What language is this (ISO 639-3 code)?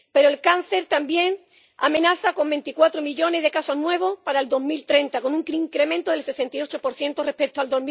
spa